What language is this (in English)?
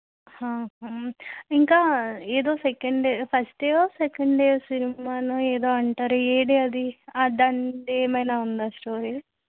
Telugu